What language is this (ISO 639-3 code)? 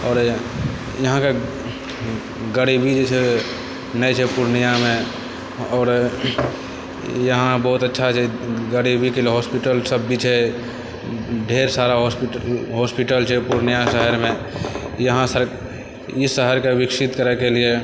mai